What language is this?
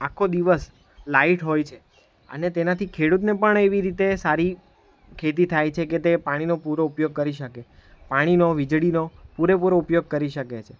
Gujarati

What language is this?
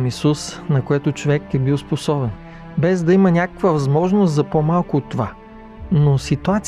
Bulgarian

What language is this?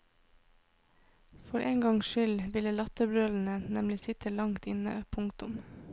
Norwegian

